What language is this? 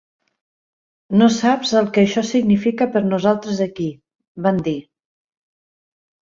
Catalan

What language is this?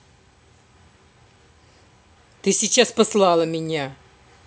Russian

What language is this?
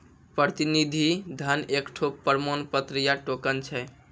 Maithili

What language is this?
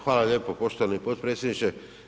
Croatian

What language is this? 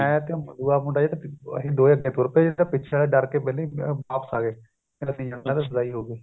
Punjabi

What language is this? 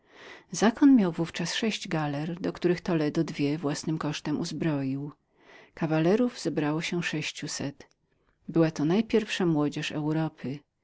Polish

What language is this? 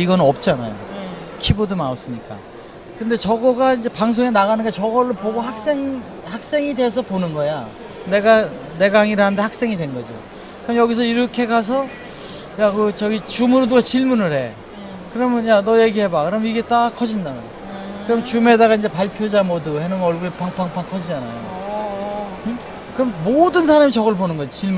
Korean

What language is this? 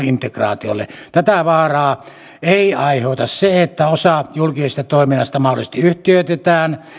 Finnish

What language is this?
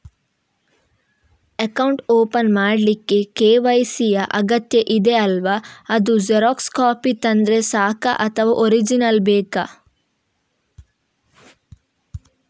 Kannada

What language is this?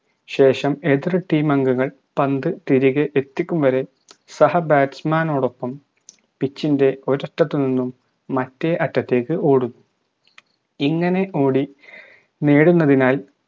Malayalam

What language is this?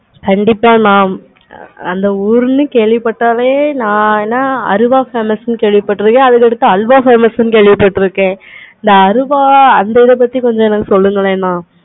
Tamil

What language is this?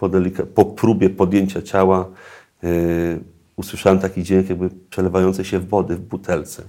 Polish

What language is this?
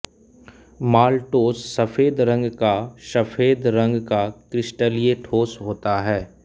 Hindi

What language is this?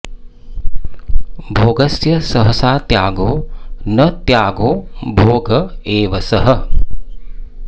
Sanskrit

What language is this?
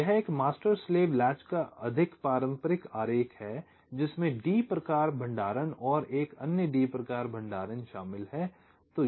Hindi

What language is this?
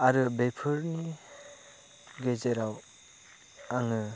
Bodo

